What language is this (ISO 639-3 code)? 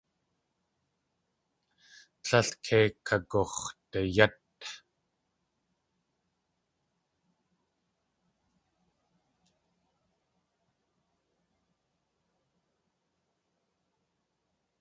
tli